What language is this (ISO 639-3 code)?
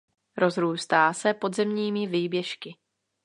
ces